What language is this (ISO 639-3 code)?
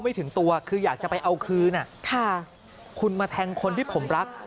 tha